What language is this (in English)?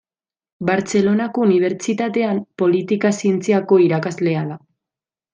Basque